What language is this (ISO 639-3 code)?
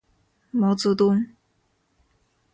zho